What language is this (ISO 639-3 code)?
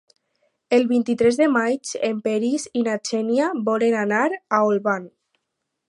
cat